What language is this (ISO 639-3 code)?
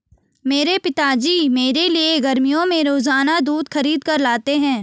hin